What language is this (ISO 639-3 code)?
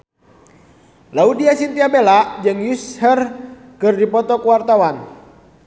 sun